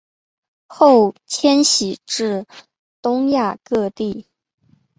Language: Chinese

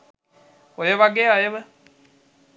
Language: Sinhala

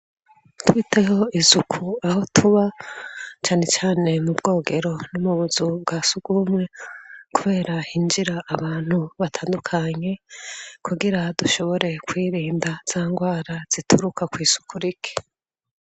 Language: Rundi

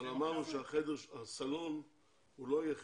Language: Hebrew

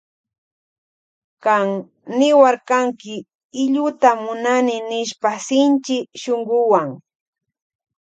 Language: Loja Highland Quichua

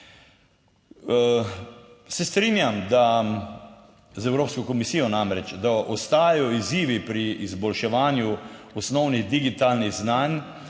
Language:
Slovenian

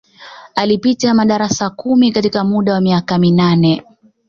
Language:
Swahili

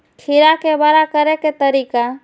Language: Maithili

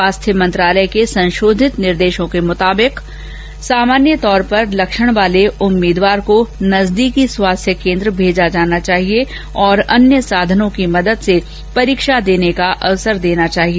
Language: Hindi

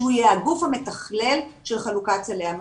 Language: Hebrew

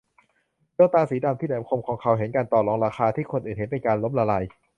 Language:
Thai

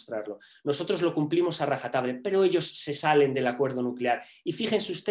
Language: Spanish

